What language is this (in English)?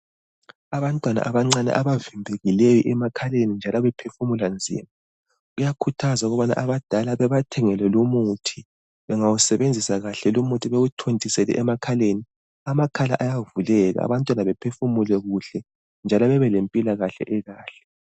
North Ndebele